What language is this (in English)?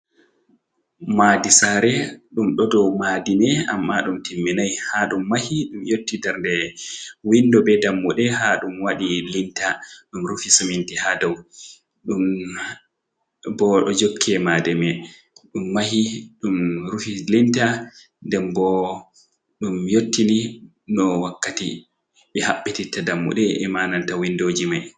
Fula